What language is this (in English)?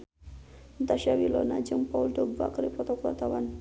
Sundanese